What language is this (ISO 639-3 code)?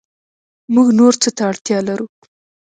pus